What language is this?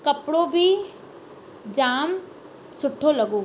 Sindhi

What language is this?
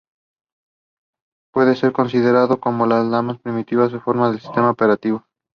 Spanish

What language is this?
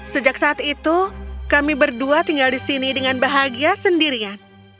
Indonesian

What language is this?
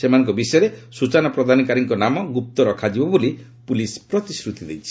Odia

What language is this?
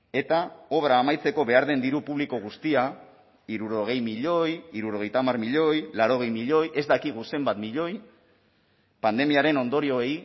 Basque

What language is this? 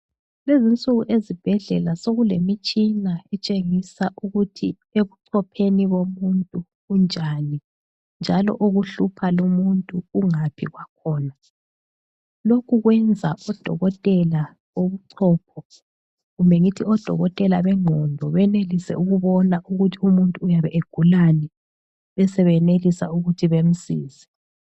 North Ndebele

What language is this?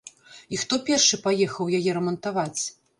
Belarusian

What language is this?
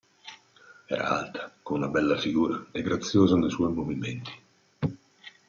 Italian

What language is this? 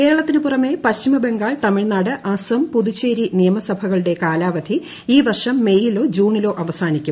Malayalam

